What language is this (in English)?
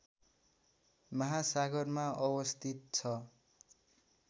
Nepali